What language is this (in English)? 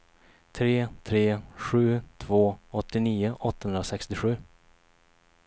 Swedish